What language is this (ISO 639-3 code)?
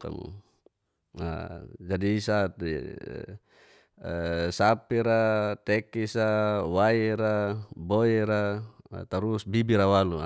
ges